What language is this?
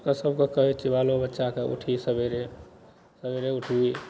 Maithili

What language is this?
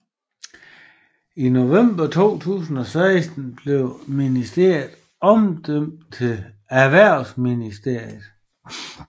Danish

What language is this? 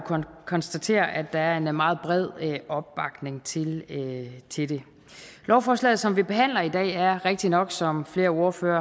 Danish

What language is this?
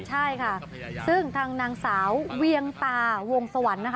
Thai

